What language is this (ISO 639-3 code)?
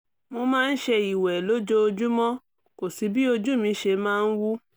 yor